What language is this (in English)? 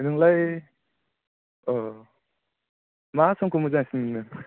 Bodo